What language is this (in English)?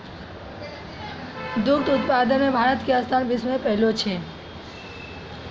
Maithili